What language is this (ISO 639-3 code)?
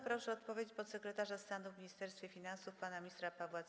pol